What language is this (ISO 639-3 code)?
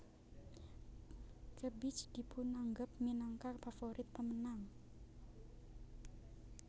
jav